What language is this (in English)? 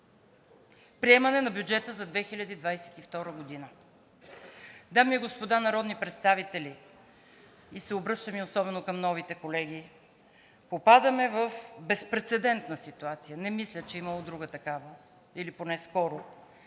Bulgarian